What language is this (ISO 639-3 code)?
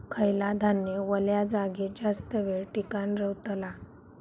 mar